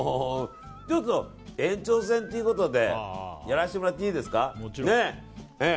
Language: Japanese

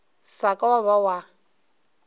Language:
Northern Sotho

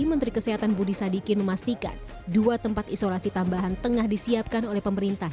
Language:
Indonesian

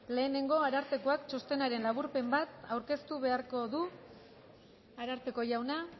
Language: Basque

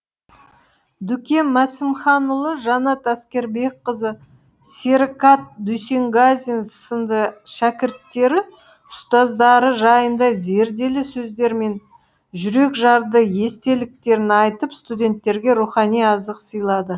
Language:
Kazakh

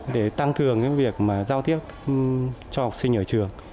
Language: Vietnamese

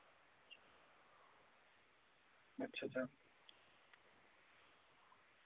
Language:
Dogri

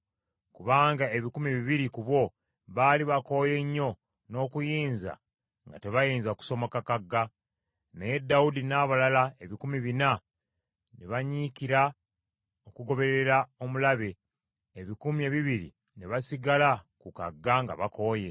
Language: Ganda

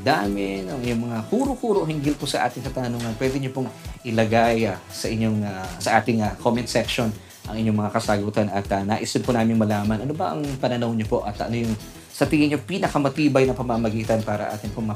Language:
Filipino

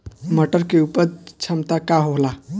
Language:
Bhojpuri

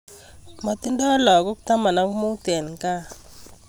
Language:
Kalenjin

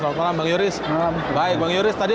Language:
Indonesian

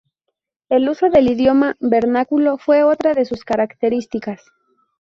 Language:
Spanish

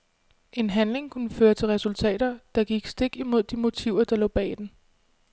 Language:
Danish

